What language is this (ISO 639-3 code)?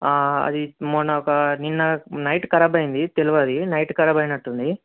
tel